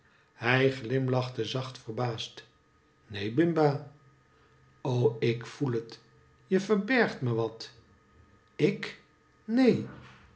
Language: Dutch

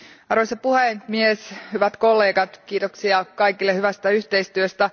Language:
Finnish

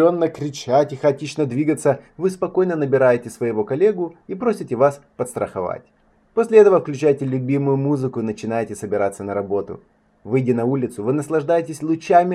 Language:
Russian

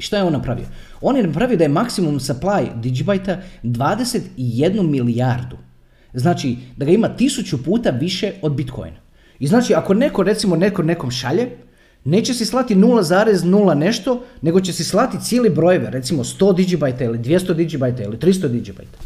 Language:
Croatian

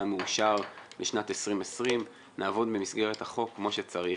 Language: Hebrew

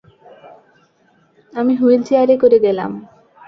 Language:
Bangla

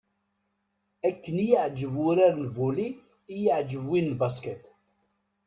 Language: Kabyle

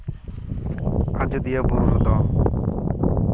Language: Santali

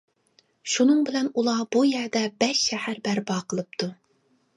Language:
Uyghur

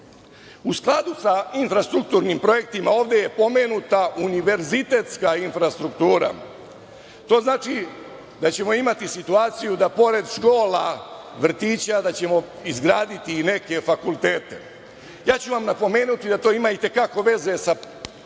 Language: Serbian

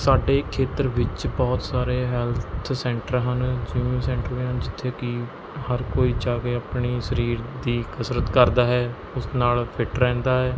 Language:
Punjabi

